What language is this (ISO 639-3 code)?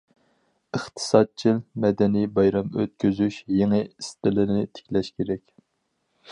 uig